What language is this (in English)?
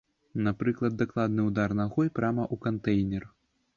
Belarusian